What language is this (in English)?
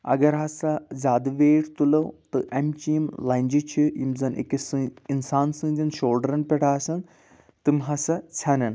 Kashmiri